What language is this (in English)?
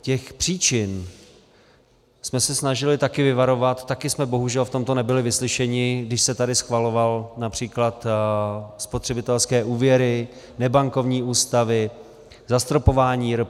Czech